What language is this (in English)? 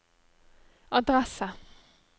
Norwegian